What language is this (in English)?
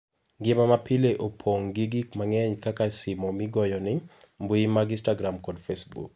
Luo (Kenya and Tanzania)